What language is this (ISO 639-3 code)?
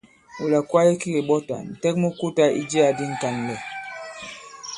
abb